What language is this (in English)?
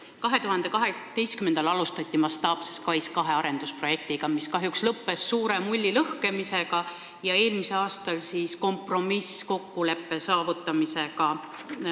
Estonian